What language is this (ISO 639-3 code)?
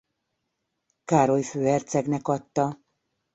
hun